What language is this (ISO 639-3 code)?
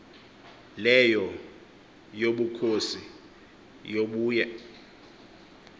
xho